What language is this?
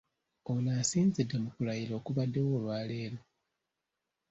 Ganda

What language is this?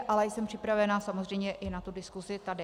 Czech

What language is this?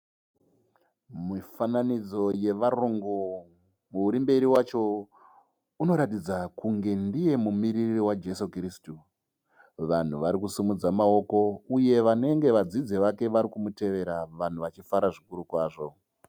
Shona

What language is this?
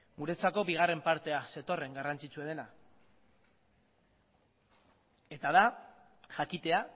Basque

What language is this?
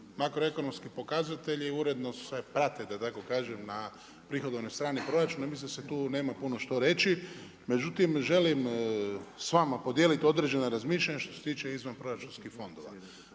Croatian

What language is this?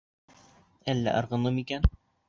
Bashkir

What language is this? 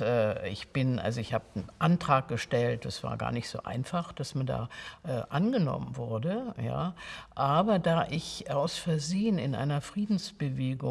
German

